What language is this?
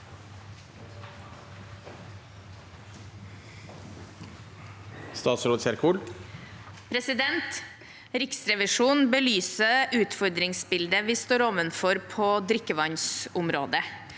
Norwegian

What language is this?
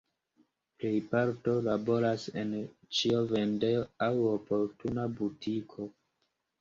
Esperanto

